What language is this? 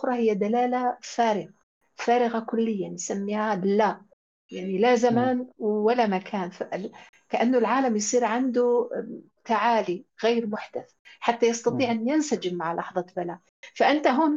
Arabic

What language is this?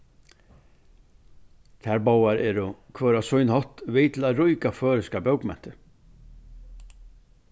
Faroese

